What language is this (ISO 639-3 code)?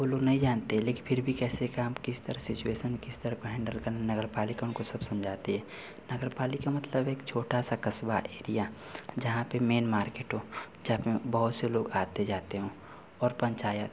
hin